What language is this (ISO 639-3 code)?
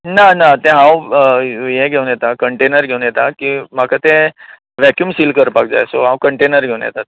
kok